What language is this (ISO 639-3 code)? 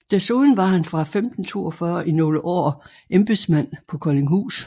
dan